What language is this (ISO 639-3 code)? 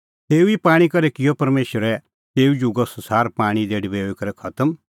kfx